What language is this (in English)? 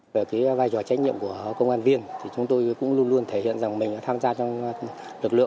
Vietnamese